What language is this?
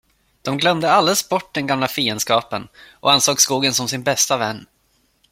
Swedish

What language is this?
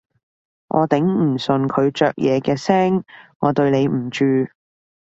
Cantonese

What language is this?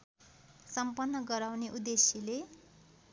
Nepali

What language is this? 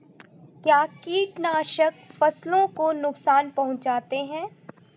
Hindi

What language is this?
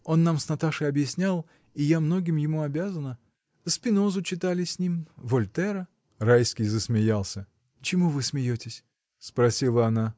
Russian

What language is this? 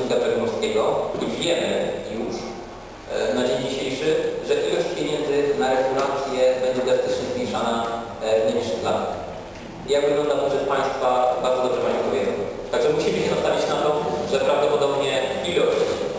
Polish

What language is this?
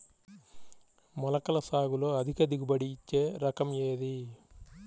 Telugu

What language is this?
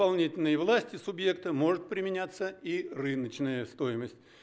Russian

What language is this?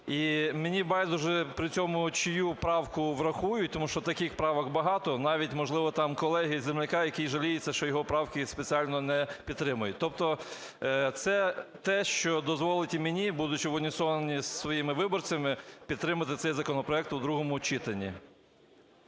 Ukrainian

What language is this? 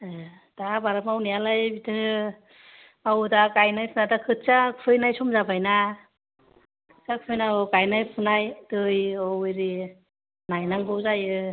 Bodo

